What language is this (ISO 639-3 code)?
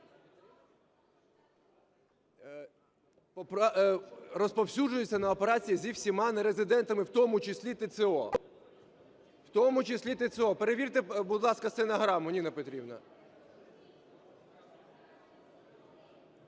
ukr